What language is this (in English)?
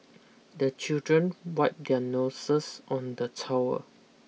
English